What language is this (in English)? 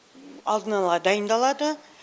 Kazakh